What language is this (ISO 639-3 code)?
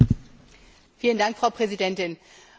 deu